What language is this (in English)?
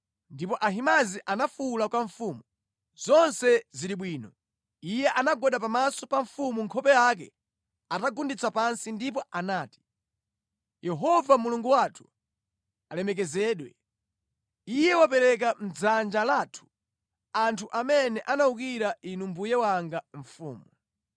Nyanja